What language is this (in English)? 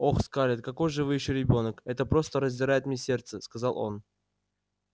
Russian